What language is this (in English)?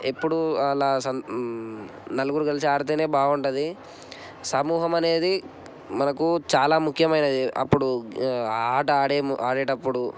Telugu